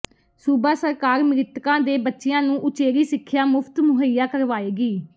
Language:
Punjabi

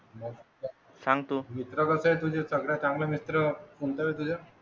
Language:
Marathi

